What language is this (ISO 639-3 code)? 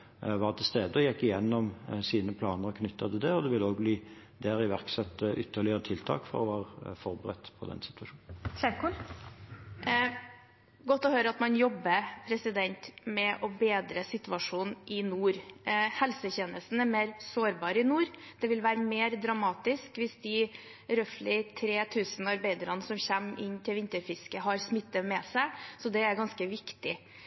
nor